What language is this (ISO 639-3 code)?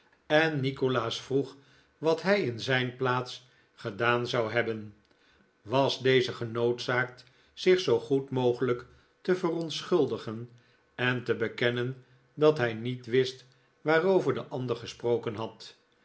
nld